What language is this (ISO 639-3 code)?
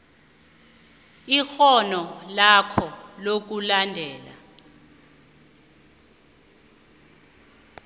nbl